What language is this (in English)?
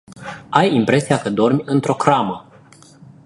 Romanian